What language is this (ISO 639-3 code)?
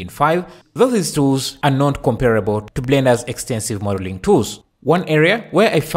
eng